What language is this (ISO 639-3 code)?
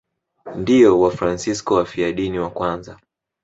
swa